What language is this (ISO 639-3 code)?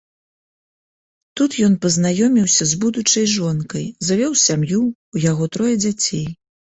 bel